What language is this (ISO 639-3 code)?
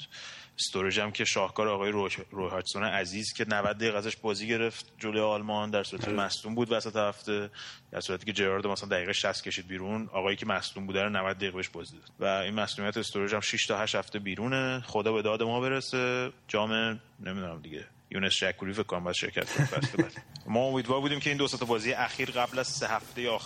fas